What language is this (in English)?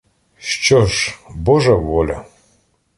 Ukrainian